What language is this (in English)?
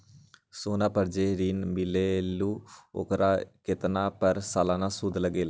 Magahi